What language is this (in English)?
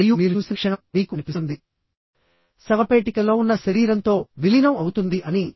Telugu